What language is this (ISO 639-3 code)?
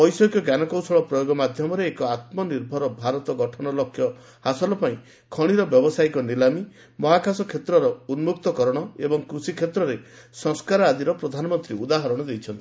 ori